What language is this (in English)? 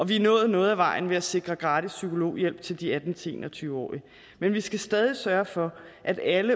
Danish